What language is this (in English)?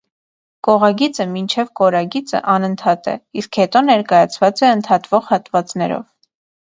Armenian